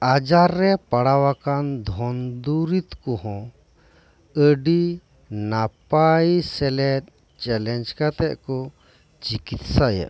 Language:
Santali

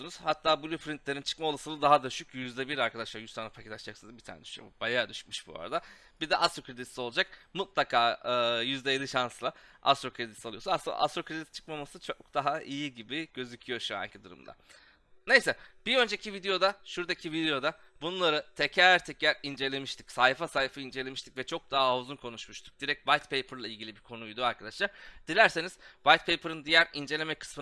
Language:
Turkish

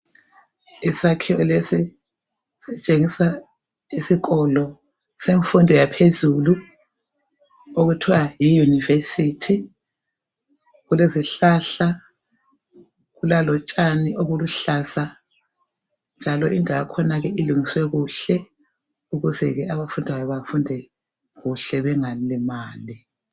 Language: North Ndebele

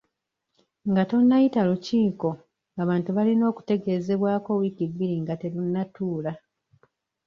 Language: Ganda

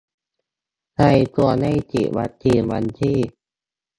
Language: Thai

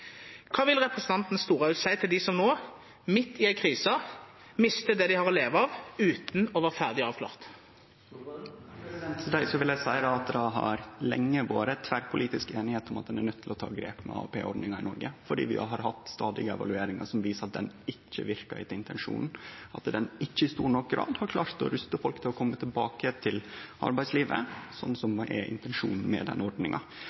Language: Norwegian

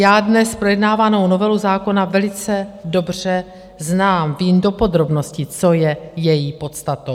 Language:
Czech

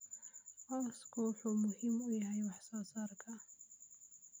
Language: Somali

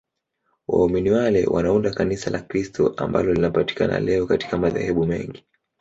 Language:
Swahili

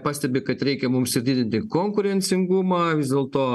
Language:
Lithuanian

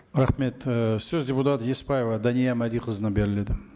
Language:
Kazakh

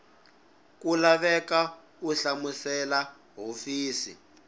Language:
Tsonga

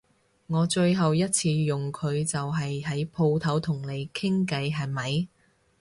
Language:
Cantonese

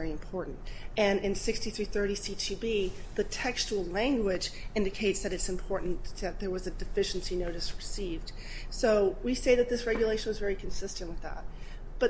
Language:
English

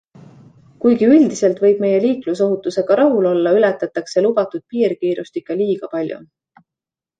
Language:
Estonian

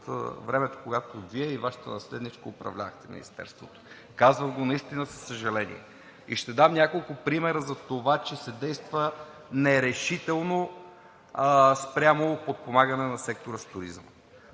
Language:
Bulgarian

